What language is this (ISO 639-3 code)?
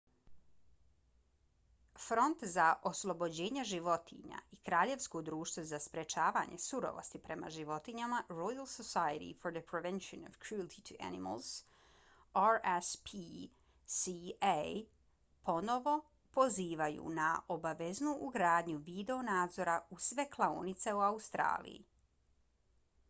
bos